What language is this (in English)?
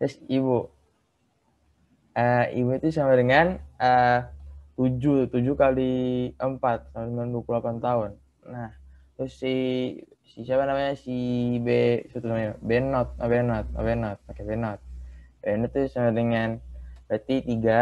Indonesian